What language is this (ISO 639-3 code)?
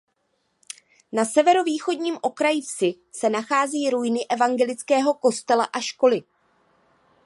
ces